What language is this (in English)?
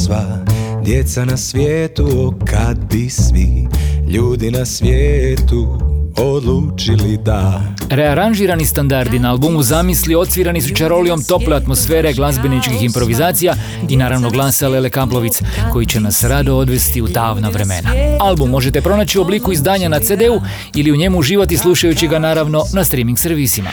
Croatian